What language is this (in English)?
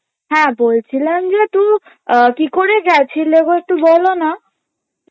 Bangla